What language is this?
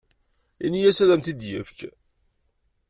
Kabyle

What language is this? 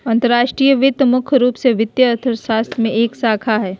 Magahi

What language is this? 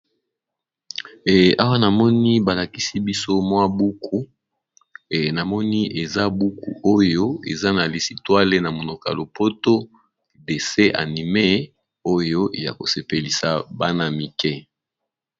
Lingala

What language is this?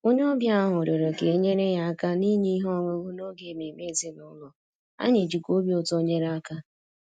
Igbo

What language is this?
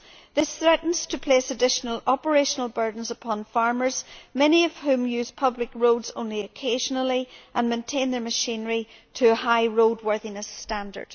English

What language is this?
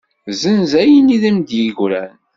Kabyle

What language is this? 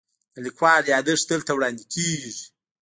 Pashto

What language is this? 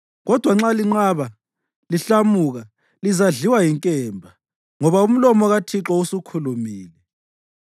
North Ndebele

